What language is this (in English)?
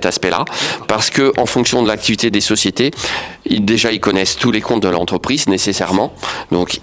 French